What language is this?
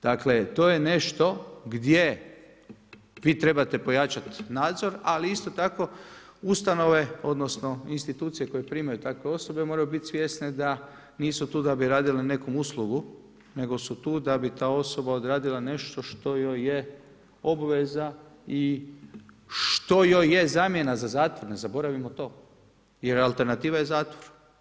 Croatian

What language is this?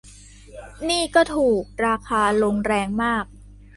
Thai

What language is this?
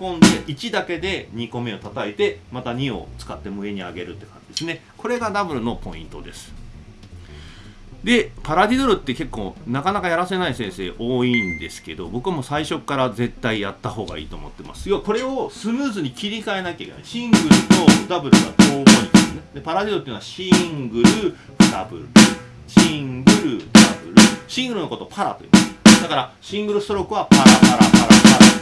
Japanese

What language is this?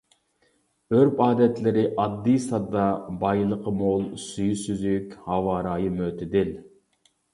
Uyghur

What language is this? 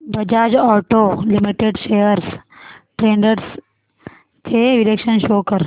Marathi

